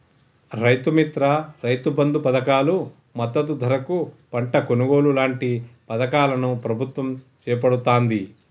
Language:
Telugu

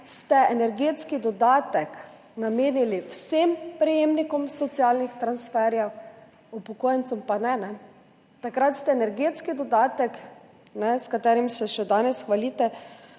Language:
Slovenian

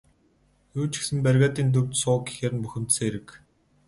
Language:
Mongolian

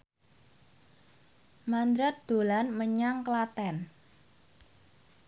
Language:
Javanese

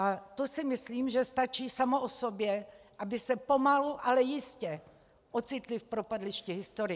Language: Czech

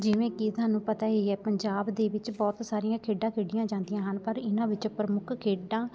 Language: Punjabi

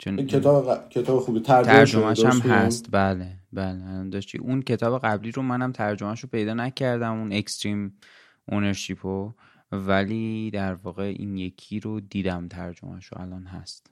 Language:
Persian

